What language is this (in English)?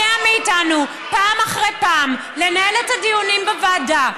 Hebrew